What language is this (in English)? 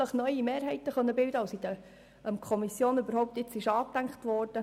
Swiss German